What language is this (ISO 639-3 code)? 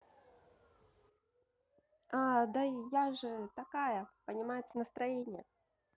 rus